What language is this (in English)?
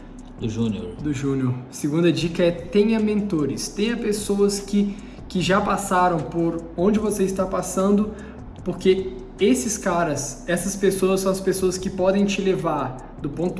Portuguese